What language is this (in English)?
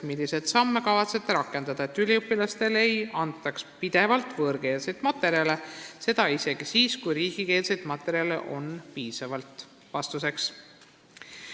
Estonian